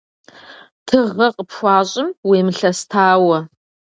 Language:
Kabardian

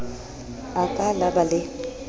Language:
Southern Sotho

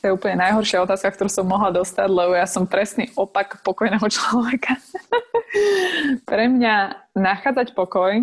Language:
Slovak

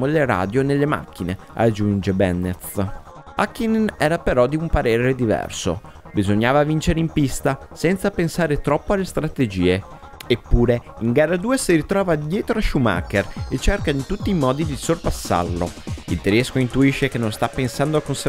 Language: Italian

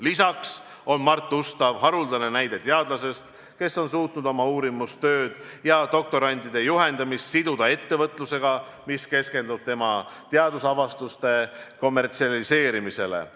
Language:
Estonian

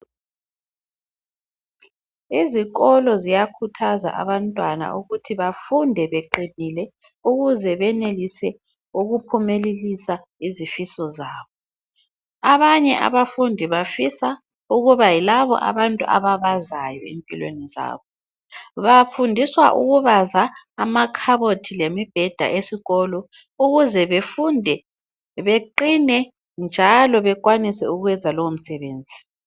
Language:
North Ndebele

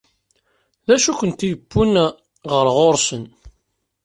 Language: Kabyle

